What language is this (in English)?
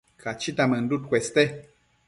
Matsés